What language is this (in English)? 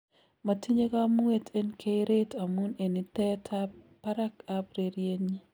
Kalenjin